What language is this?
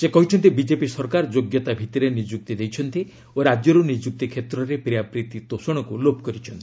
Odia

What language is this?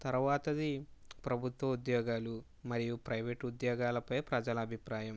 Telugu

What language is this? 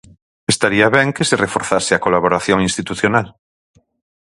Galician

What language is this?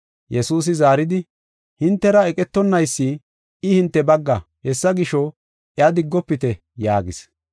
Gofa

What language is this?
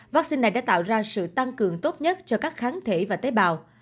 Vietnamese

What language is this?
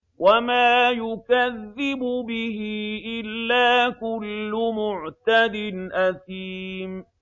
Arabic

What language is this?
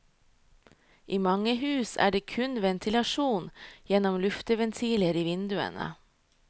Norwegian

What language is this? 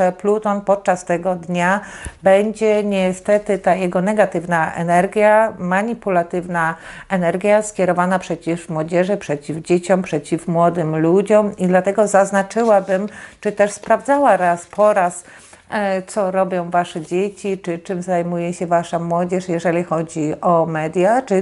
Polish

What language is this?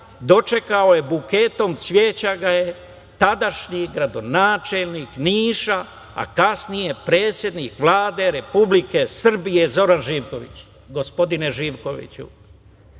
Serbian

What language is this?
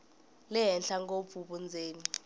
Tsonga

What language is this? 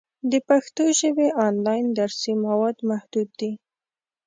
Pashto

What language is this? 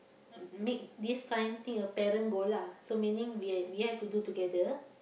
English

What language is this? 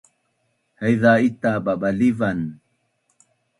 Bunun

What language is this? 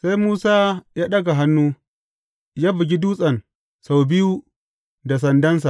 Hausa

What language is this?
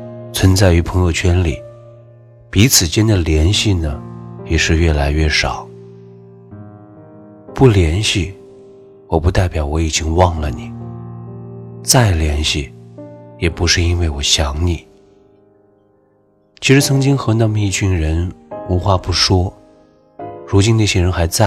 Chinese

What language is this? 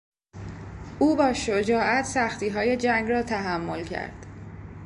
Persian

